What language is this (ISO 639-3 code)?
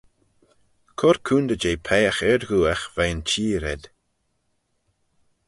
glv